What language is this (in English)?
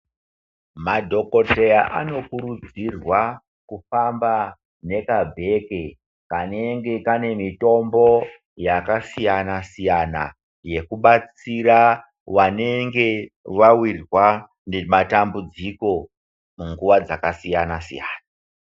Ndau